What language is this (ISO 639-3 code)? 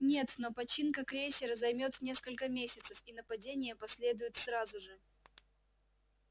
rus